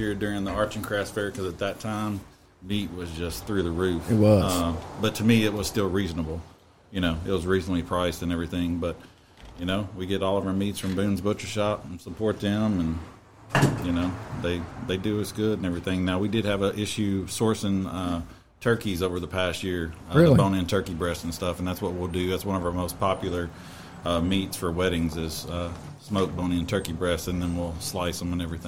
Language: English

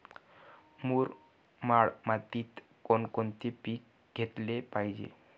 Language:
Marathi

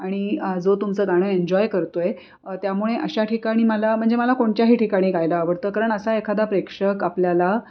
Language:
Marathi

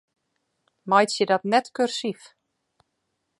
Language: Western Frisian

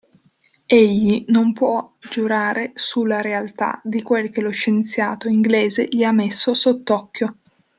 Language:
Italian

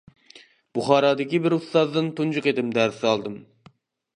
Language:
Uyghur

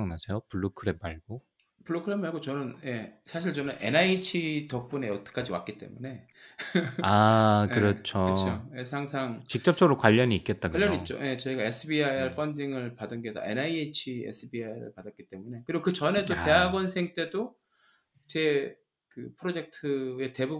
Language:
Korean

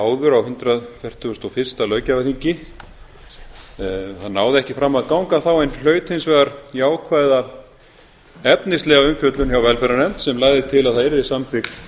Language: Icelandic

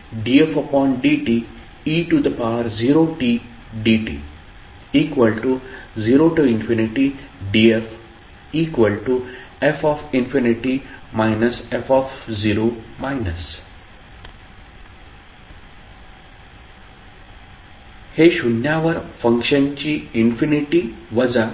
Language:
Marathi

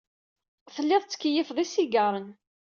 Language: Kabyle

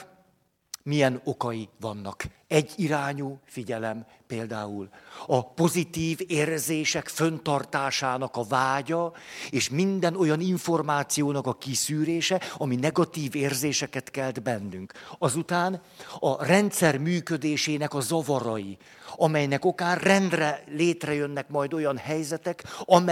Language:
Hungarian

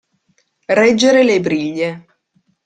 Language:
Italian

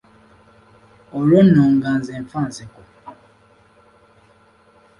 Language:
Ganda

